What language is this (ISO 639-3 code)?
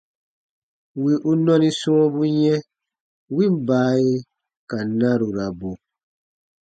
bba